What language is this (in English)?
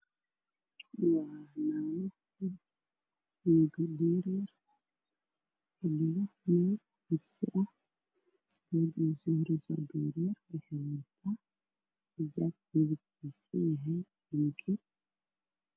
Somali